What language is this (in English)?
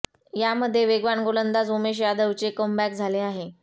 Marathi